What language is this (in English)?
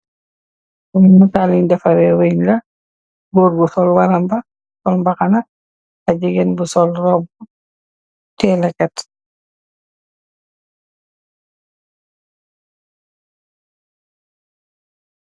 Wolof